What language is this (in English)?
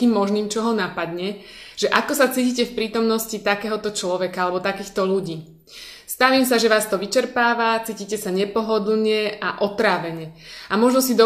Slovak